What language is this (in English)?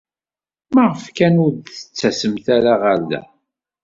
Kabyle